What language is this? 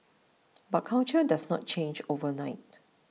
English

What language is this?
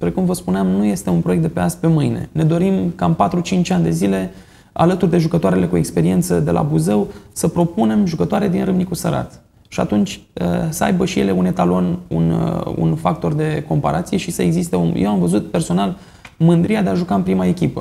Romanian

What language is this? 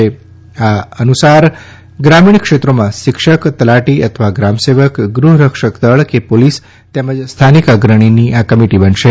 Gujarati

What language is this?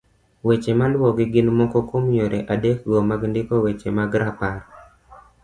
Luo (Kenya and Tanzania)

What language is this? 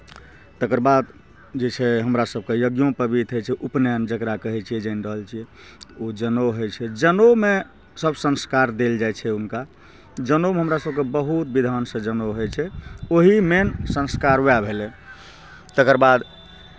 Maithili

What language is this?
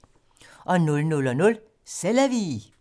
Danish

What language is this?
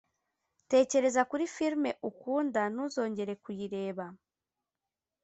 Kinyarwanda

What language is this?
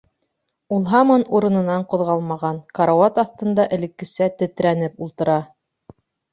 Bashkir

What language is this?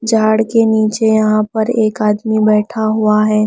Hindi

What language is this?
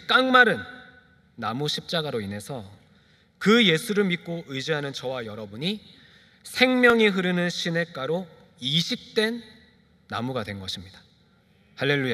Korean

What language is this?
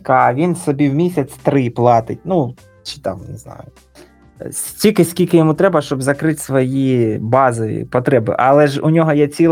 Ukrainian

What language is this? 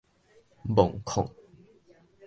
Min Nan Chinese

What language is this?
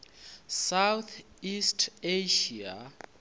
Northern Sotho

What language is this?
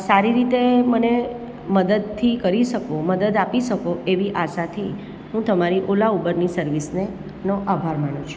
Gujarati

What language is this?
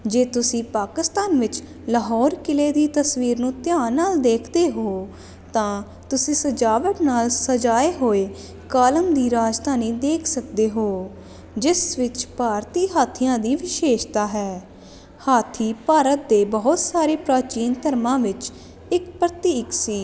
Punjabi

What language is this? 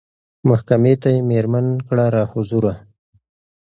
Pashto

